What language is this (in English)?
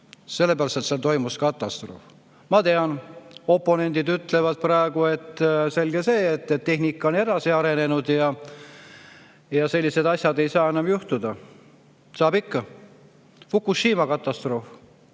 Estonian